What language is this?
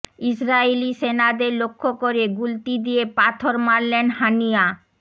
Bangla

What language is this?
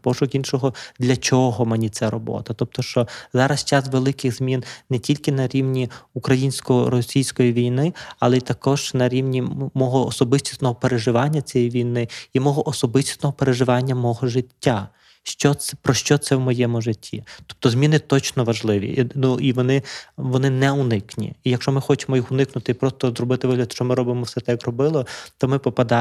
Ukrainian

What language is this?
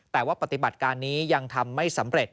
Thai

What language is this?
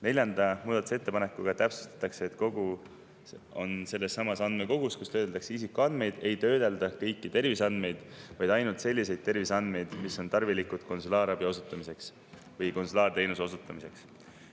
Estonian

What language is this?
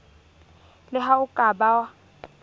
Southern Sotho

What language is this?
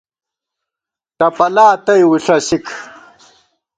Gawar-Bati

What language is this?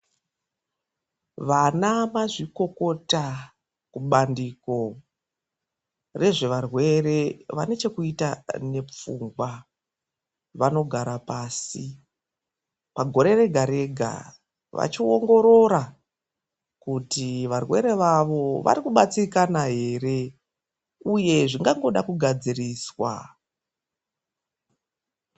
Ndau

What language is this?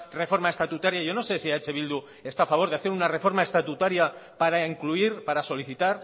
Spanish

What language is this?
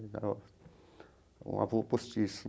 Portuguese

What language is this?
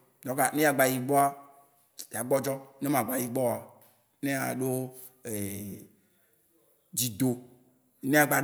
Waci Gbe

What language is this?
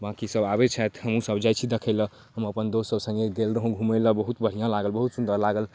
Maithili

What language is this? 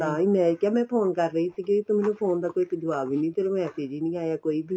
Punjabi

